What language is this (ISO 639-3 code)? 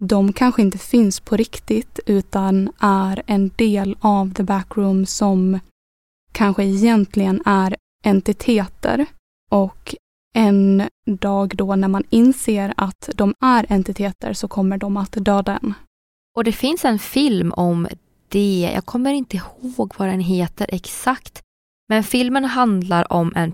swe